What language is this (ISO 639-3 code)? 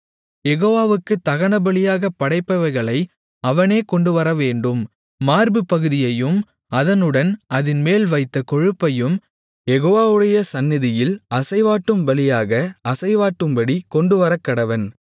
tam